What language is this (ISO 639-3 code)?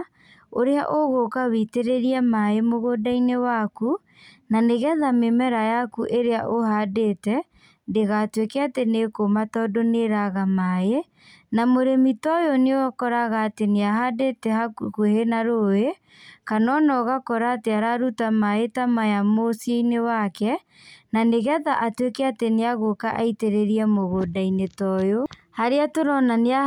kik